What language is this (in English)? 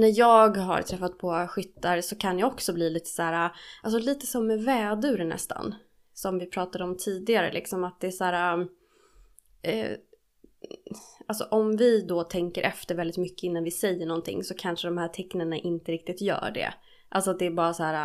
Swedish